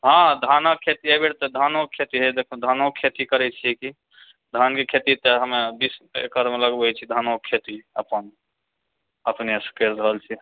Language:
Maithili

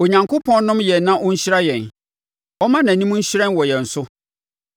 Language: Akan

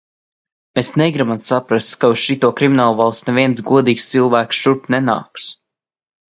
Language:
Latvian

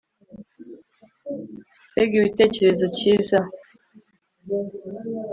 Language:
Kinyarwanda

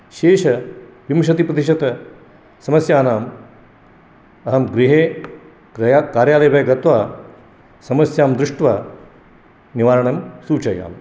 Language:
Sanskrit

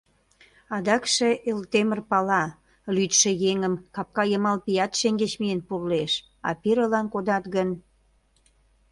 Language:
Mari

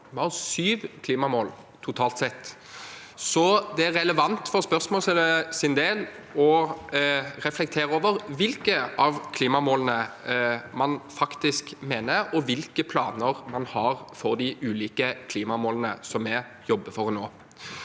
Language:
Norwegian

